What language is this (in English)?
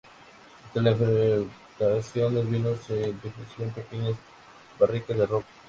Spanish